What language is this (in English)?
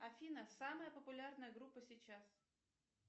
Russian